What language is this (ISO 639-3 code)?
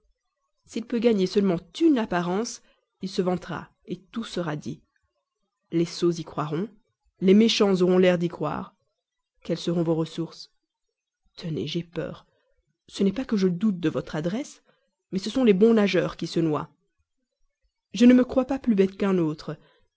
fra